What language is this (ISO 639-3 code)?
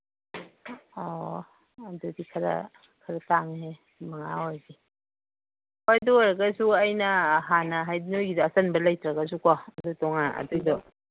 mni